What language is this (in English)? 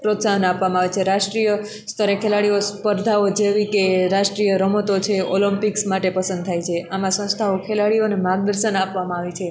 Gujarati